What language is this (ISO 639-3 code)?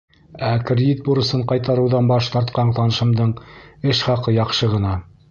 bak